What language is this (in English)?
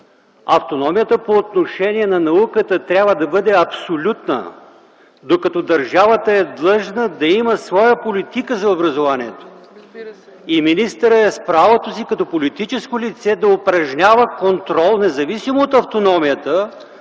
Bulgarian